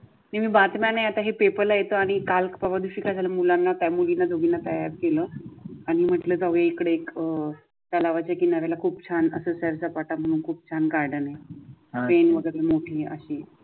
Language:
Marathi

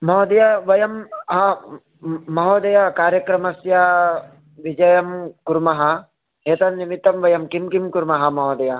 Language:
Sanskrit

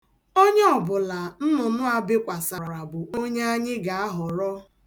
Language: Igbo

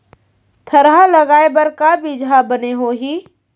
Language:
Chhattisgarhi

